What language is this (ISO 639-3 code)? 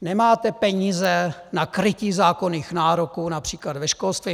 ces